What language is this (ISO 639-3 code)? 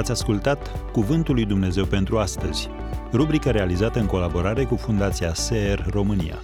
ron